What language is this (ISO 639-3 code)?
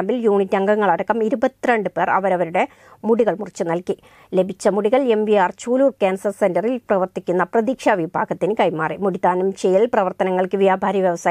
ara